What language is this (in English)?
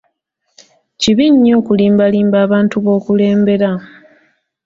Ganda